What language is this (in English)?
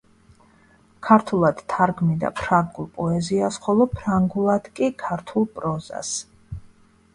Georgian